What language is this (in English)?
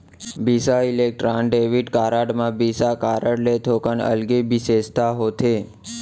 Chhattisgarhi